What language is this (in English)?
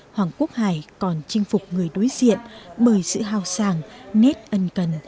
Vietnamese